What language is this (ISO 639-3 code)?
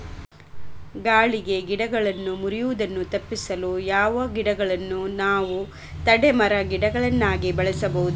kan